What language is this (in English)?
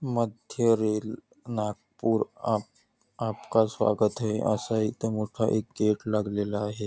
Marathi